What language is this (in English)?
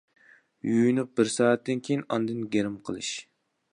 Uyghur